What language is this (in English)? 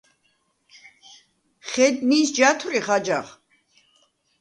Svan